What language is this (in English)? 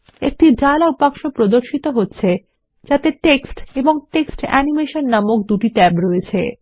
Bangla